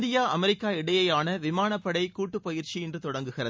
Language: Tamil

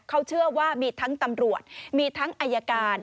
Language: Thai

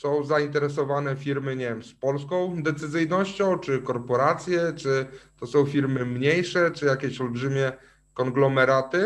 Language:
Polish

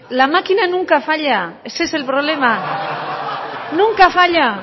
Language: Spanish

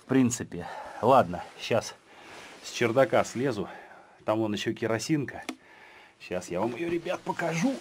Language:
Russian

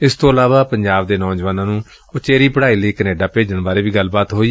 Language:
Punjabi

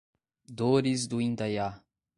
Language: Portuguese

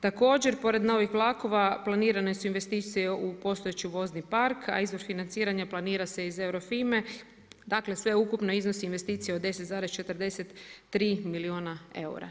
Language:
Croatian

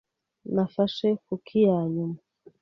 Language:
Kinyarwanda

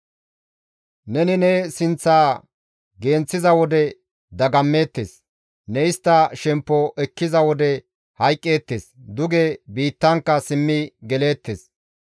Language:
Gamo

